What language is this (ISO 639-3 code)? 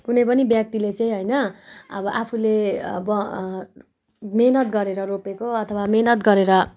nep